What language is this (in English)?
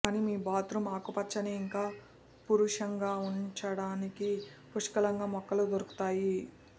Telugu